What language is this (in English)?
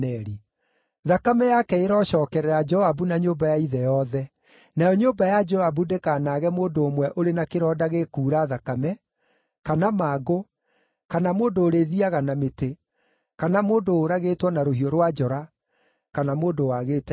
Kikuyu